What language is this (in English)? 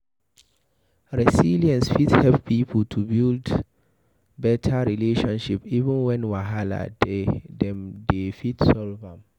Nigerian Pidgin